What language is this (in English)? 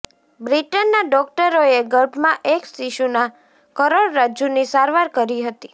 Gujarati